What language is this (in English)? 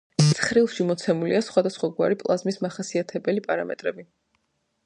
Georgian